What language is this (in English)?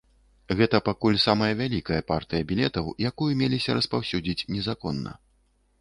Belarusian